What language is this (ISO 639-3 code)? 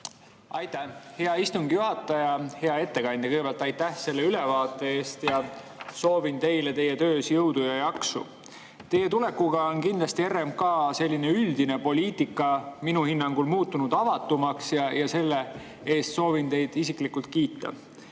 est